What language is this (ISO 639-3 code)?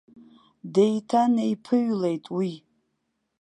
abk